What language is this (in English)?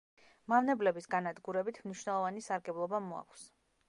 Georgian